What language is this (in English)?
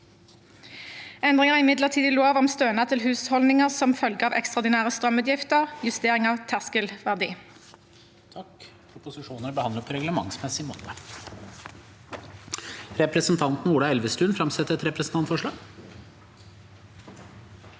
Norwegian